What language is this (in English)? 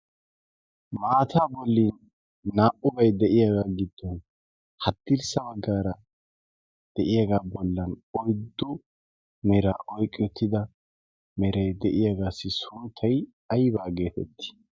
Wolaytta